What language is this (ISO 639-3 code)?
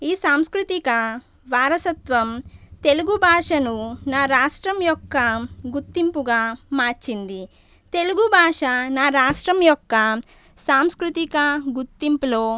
tel